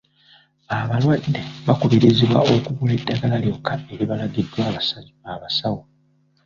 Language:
Ganda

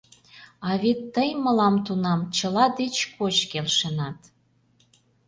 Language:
Mari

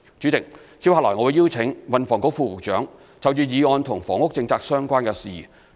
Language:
Cantonese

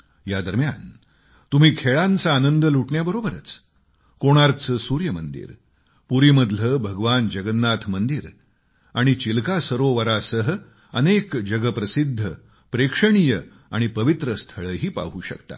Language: Marathi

